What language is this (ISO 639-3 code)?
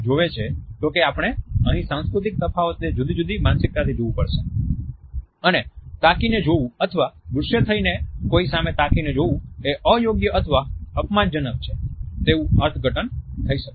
guj